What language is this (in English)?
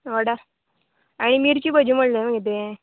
Konkani